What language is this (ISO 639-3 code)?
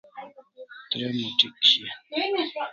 kls